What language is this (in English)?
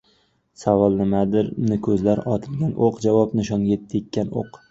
Uzbek